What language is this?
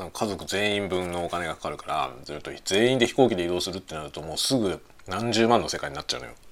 Japanese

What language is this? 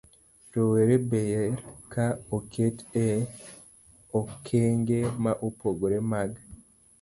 Luo (Kenya and Tanzania)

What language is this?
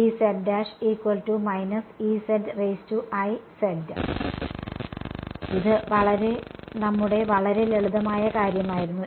Malayalam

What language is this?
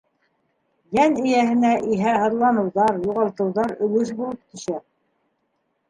Bashkir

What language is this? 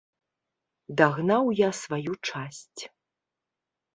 Belarusian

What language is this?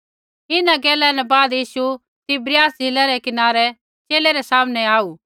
Kullu Pahari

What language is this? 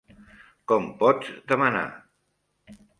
Catalan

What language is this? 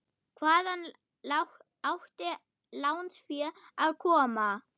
Icelandic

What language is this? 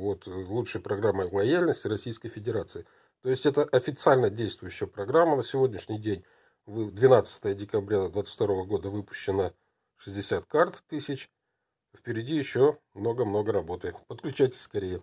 Russian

